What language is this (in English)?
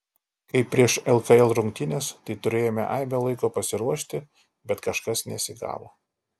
Lithuanian